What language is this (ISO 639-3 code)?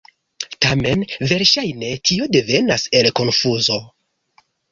epo